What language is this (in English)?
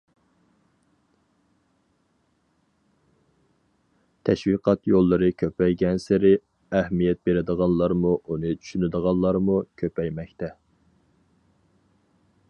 Uyghur